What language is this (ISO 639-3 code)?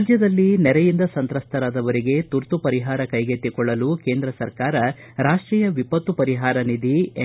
kan